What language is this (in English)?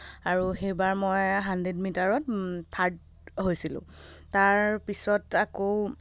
Assamese